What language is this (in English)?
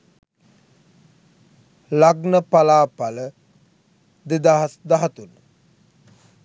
Sinhala